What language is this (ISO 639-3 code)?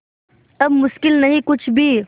hin